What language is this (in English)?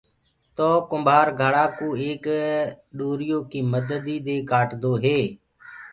Gurgula